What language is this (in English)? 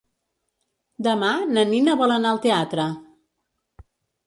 Catalan